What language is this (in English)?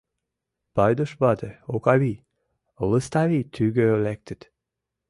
Mari